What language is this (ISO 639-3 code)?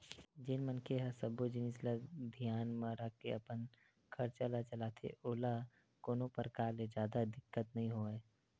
hne